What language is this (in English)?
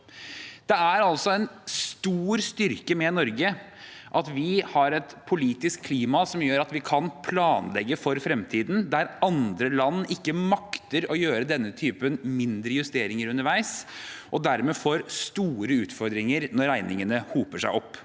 Norwegian